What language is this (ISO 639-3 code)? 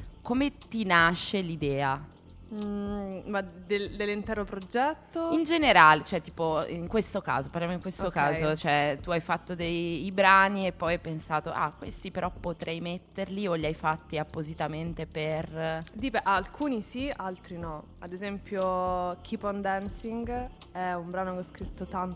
ita